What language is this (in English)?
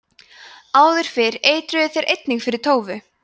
Icelandic